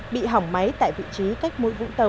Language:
Vietnamese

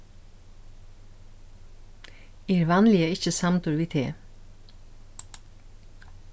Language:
Faroese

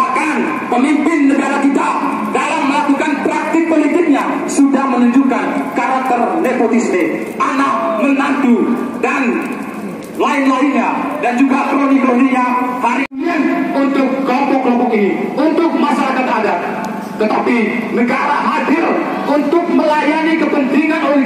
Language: Indonesian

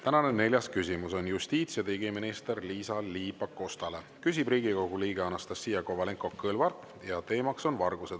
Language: Estonian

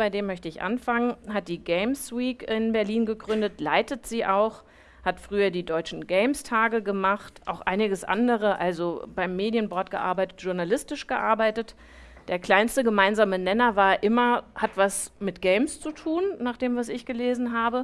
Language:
German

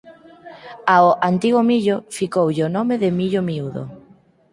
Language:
Galician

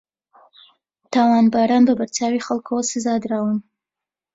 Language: Central Kurdish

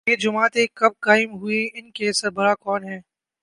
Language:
Urdu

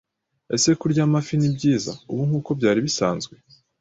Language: Kinyarwanda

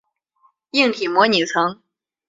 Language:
Chinese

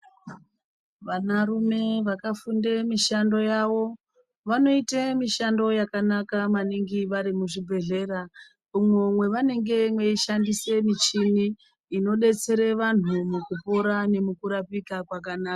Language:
Ndau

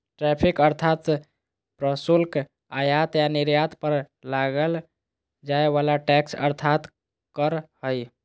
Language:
Magahi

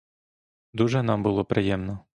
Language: Ukrainian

